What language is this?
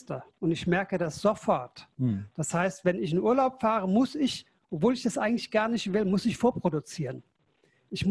German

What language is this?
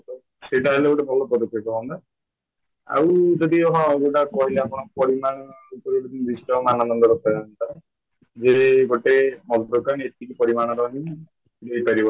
Odia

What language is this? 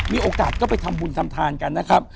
Thai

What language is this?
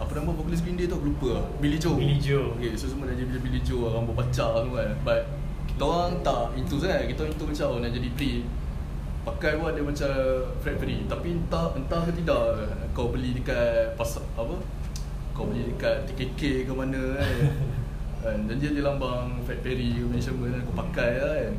Malay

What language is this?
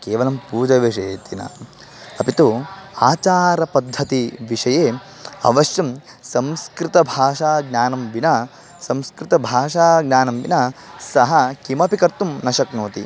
Sanskrit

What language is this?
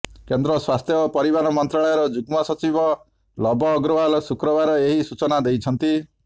Odia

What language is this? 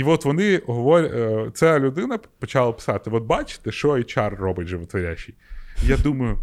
Ukrainian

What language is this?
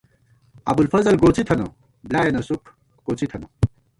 Gawar-Bati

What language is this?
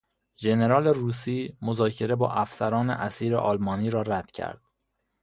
Persian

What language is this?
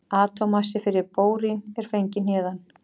Icelandic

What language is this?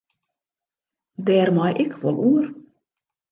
Western Frisian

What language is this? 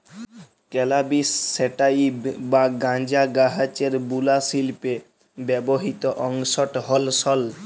Bangla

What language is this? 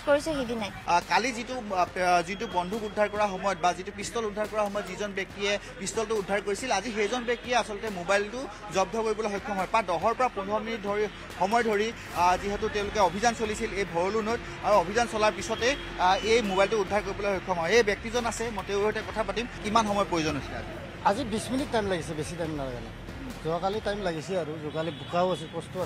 Indonesian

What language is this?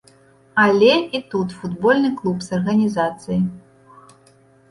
Belarusian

